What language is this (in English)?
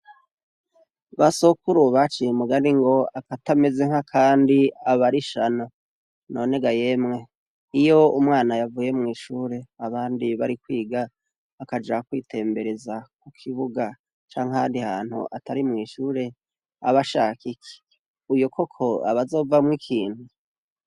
Rundi